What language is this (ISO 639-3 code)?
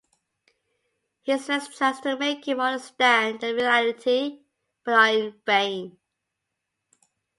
eng